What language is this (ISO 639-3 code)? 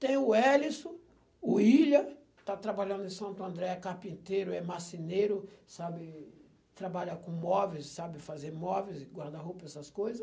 por